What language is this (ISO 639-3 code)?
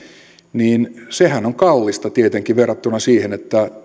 fin